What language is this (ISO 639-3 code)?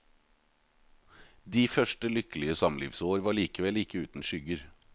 nor